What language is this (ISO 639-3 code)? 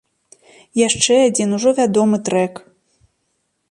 bel